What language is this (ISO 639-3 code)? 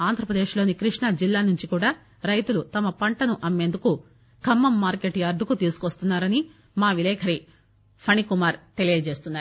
tel